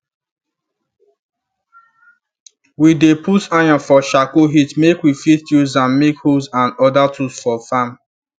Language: Nigerian Pidgin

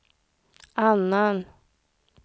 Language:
Swedish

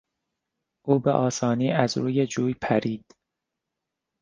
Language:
Persian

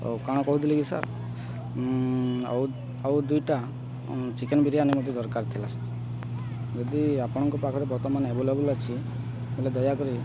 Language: Odia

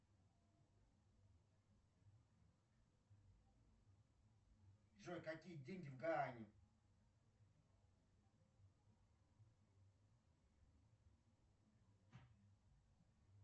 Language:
Russian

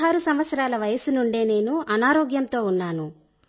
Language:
Telugu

